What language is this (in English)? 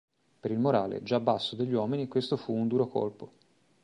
Italian